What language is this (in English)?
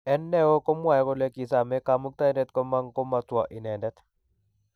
Kalenjin